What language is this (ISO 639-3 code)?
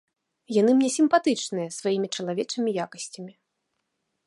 bel